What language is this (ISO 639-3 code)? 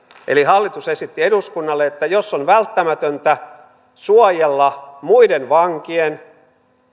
fin